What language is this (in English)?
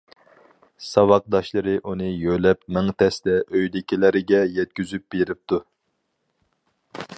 Uyghur